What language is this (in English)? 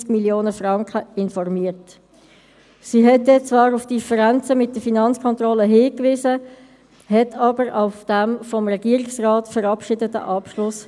Swiss German